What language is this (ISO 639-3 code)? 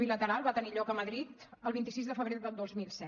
cat